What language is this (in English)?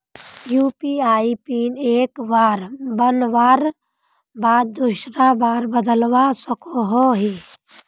Magahi